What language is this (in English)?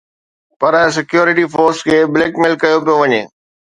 Sindhi